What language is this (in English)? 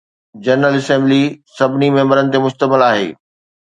Sindhi